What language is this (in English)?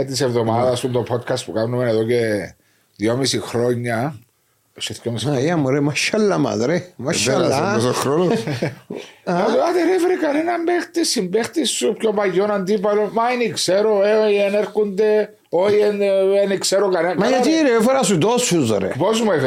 Greek